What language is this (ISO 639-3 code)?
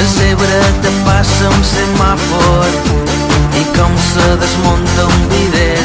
por